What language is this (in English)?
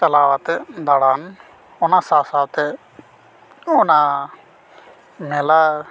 Santali